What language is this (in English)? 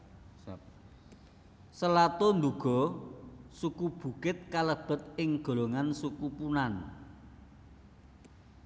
Javanese